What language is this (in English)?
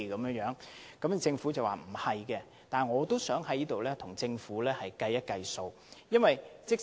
Cantonese